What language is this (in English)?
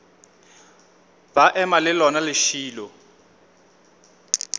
Northern Sotho